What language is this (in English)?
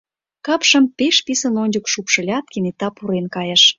Mari